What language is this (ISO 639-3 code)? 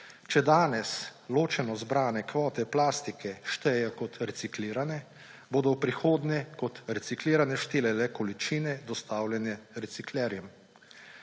slv